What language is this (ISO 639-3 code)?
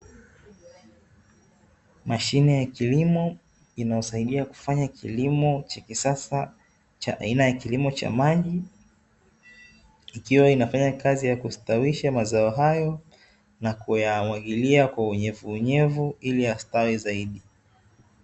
swa